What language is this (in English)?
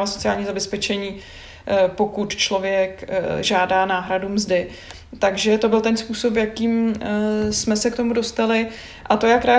Czech